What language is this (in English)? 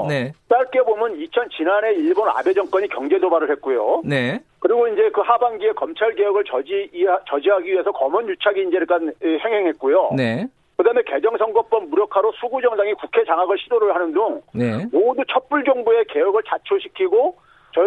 Korean